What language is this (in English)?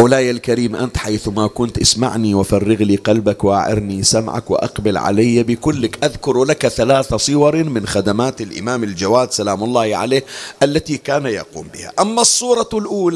Arabic